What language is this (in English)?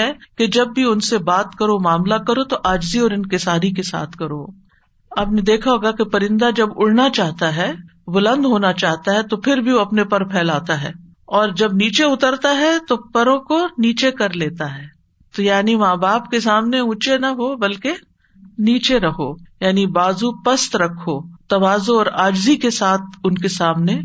Urdu